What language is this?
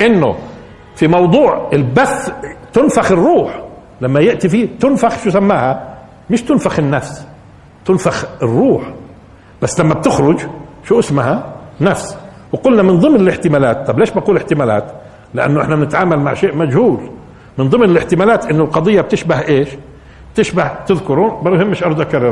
Arabic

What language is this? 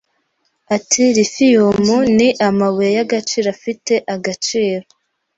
Kinyarwanda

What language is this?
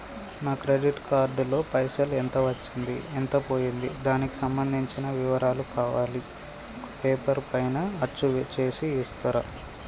Telugu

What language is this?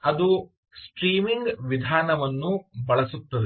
Kannada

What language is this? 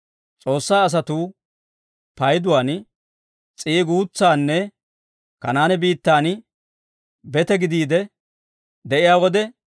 Dawro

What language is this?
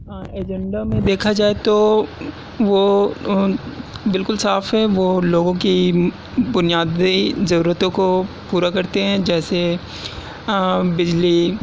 Urdu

